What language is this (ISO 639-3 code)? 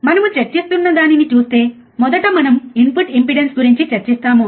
tel